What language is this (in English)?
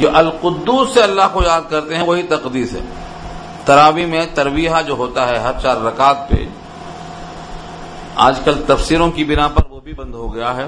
Urdu